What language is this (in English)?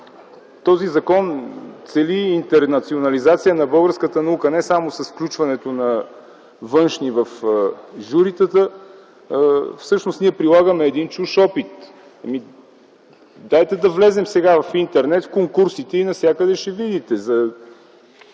Bulgarian